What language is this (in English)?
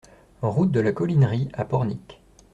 French